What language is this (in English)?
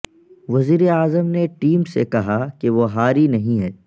Urdu